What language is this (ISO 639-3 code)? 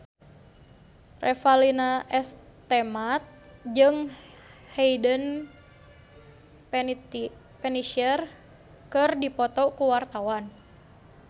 sun